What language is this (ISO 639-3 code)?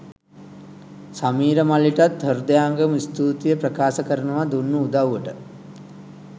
sin